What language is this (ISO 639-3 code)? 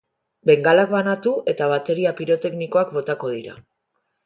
eus